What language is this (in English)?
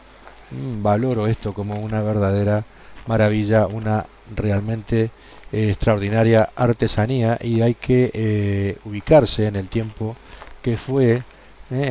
Spanish